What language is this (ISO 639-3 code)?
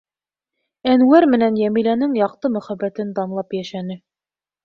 bak